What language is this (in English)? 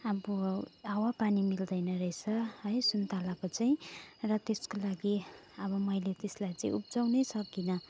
Nepali